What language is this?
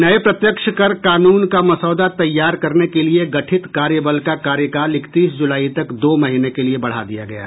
Hindi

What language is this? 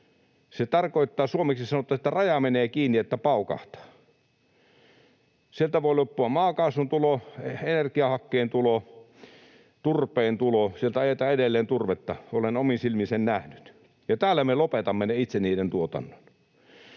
Finnish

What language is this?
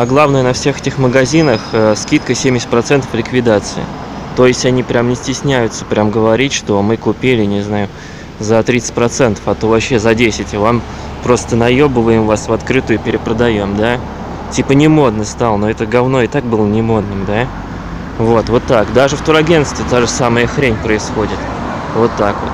Russian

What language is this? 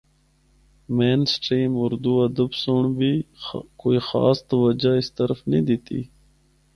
Northern Hindko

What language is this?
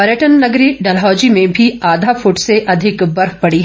Hindi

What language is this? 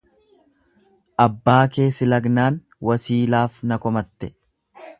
Oromo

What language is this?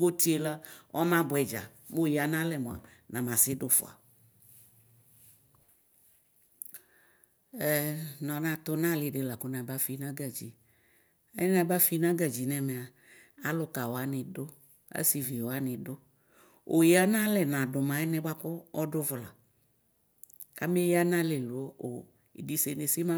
Ikposo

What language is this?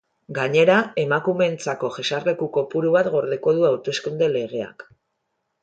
Basque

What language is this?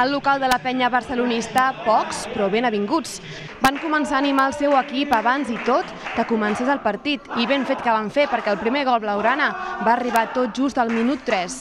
Spanish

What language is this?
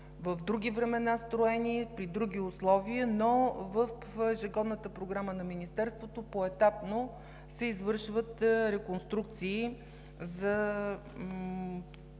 Bulgarian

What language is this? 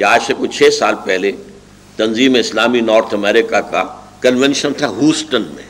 Urdu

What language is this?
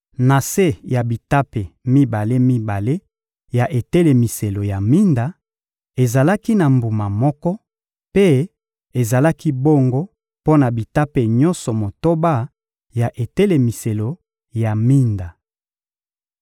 Lingala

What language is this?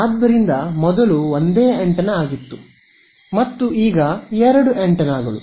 Kannada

